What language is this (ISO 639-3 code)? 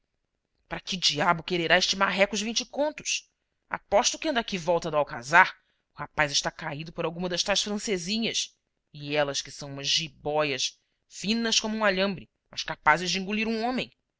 por